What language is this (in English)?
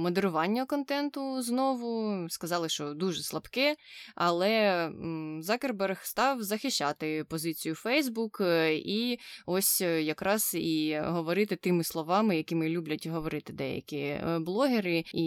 Ukrainian